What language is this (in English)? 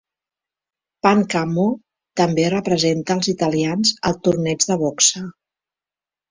Catalan